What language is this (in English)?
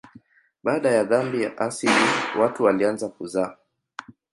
Swahili